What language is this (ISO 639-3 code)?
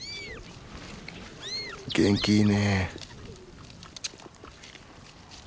jpn